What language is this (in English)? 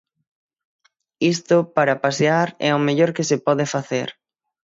Galician